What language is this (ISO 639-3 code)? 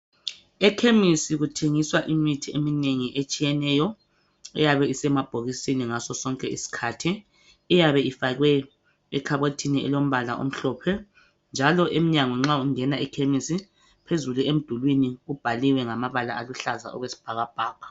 nde